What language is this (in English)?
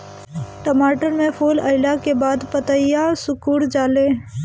Bhojpuri